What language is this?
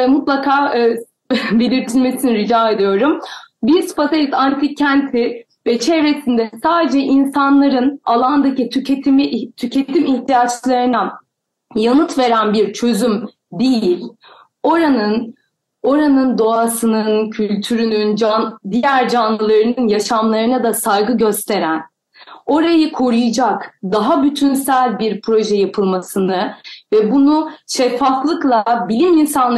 Turkish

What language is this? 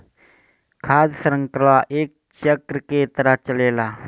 Bhojpuri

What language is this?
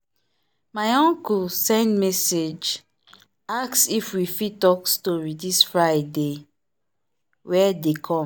Nigerian Pidgin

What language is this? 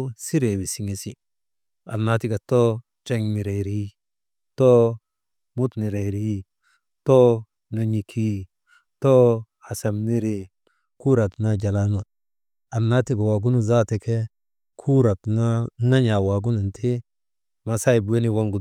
Maba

